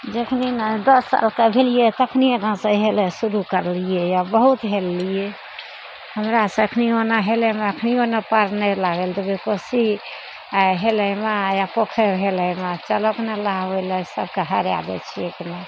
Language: Maithili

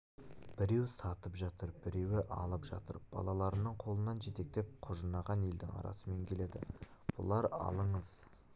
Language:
Kazakh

